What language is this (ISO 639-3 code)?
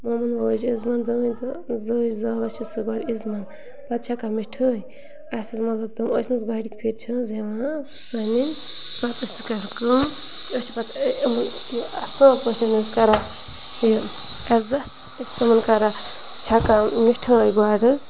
kas